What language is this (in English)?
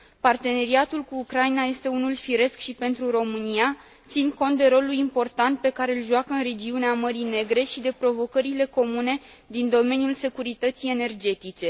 Romanian